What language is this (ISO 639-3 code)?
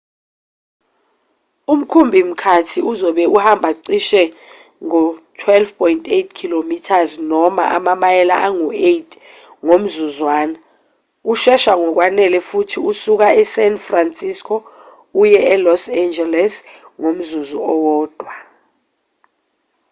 zul